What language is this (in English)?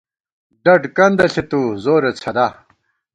Gawar-Bati